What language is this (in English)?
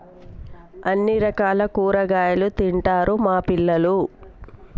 Telugu